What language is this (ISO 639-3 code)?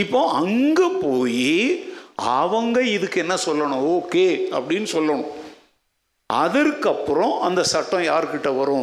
tam